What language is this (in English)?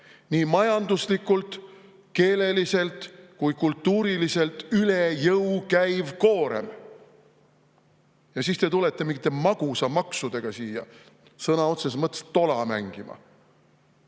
Estonian